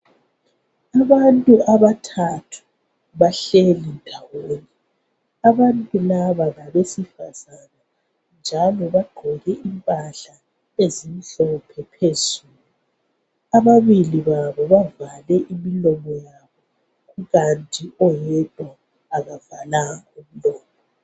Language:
North Ndebele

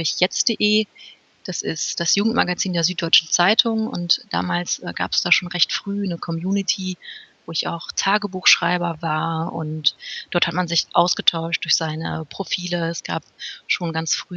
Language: German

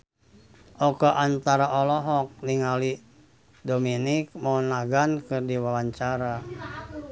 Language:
Sundanese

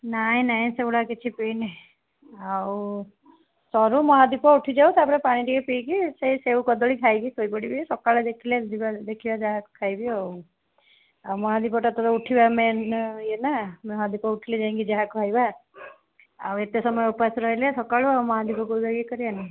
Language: Odia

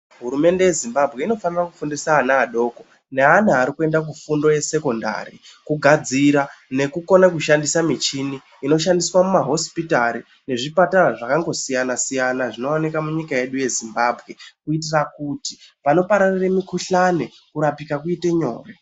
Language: Ndau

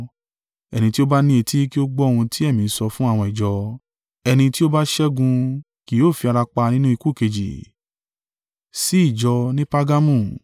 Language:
Yoruba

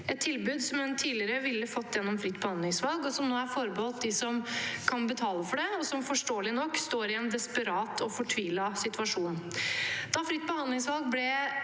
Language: Norwegian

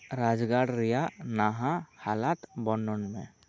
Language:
Santali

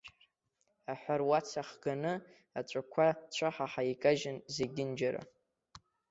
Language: Abkhazian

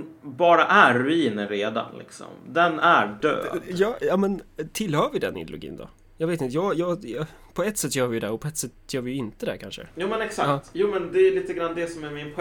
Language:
Swedish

